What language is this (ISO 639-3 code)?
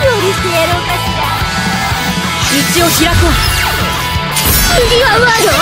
jpn